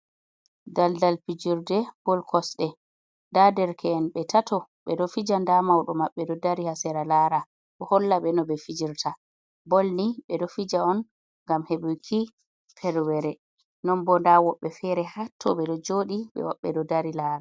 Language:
Fula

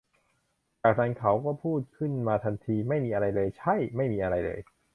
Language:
Thai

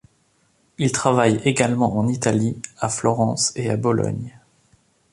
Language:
French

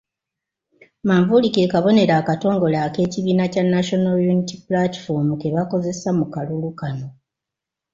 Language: Ganda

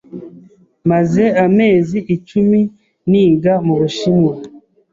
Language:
Kinyarwanda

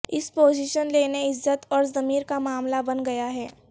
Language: Urdu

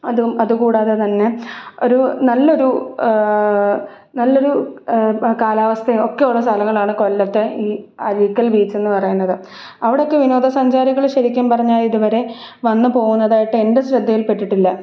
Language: Malayalam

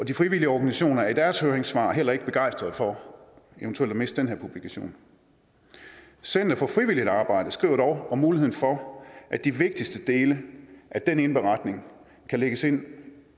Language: Danish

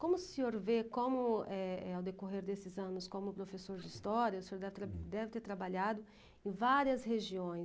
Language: Portuguese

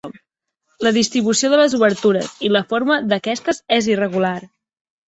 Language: Catalan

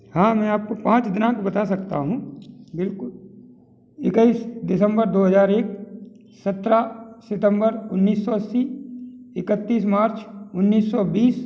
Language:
Hindi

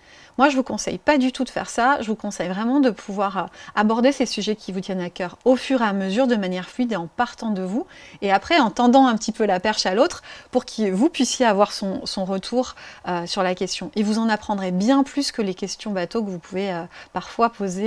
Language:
French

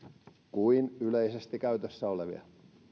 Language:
Finnish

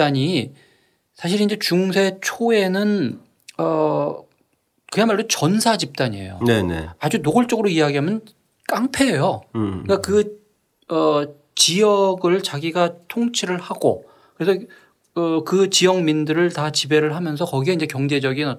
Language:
Korean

